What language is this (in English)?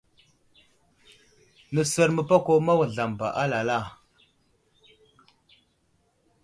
Wuzlam